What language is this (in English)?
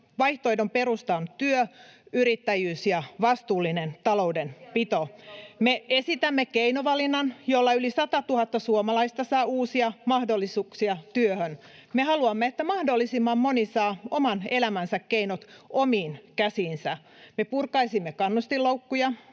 Finnish